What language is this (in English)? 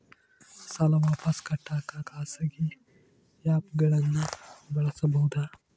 Kannada